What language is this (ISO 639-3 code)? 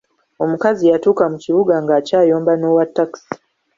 lug